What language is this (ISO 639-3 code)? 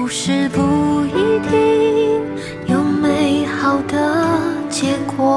zho